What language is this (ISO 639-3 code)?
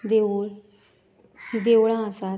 kok